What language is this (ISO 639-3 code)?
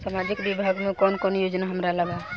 bho